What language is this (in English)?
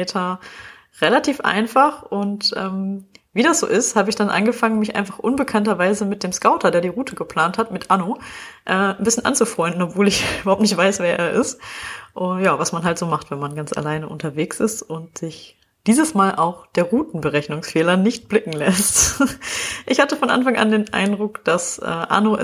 German